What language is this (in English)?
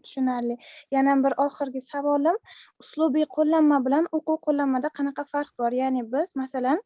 Uzbek